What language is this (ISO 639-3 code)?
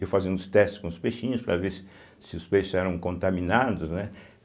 por